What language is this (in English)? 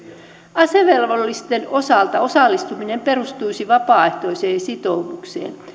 Finnish